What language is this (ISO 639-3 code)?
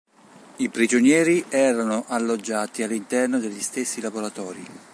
ita